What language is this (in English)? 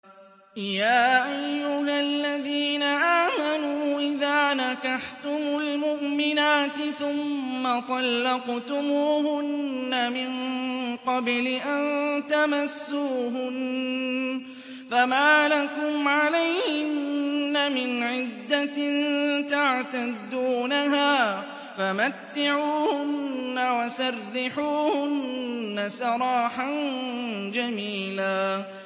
Arabic